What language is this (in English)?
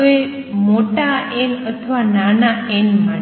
Gujarati